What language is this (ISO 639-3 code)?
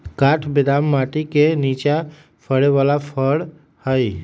mag